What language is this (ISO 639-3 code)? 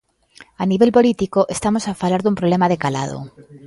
glg